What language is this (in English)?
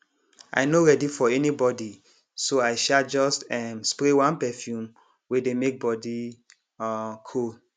Nigerian Pidgin